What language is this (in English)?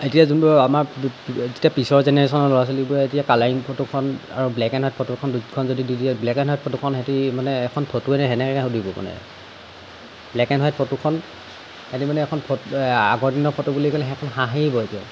Assamese